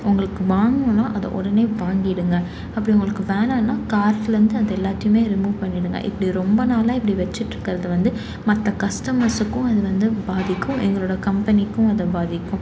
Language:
Tamil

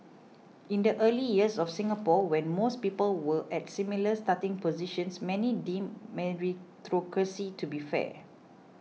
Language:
English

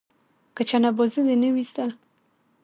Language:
Pashto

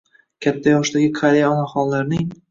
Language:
Uzbek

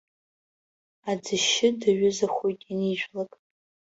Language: Abkhazian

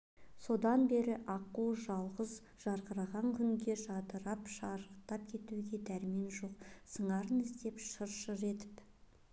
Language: Kazakh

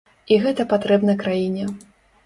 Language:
Belarusian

